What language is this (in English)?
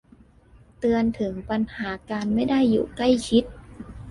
Thai